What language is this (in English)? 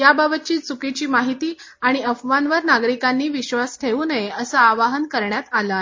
Marathi